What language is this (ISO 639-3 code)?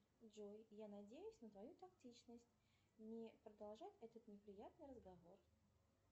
rus